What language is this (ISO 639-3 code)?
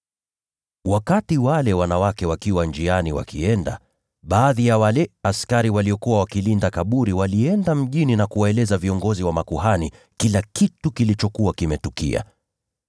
swa